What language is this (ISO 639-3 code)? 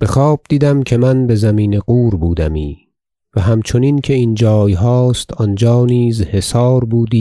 fas